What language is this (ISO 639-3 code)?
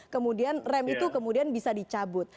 ind